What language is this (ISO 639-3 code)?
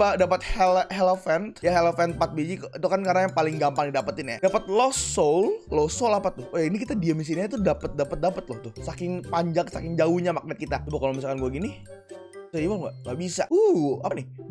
ind